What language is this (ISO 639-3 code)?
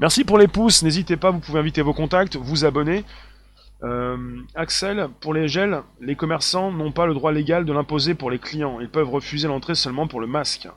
fra